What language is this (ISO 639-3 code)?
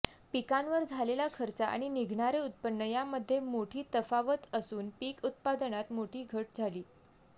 mar